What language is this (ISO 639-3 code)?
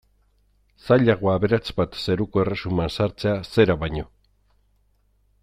eus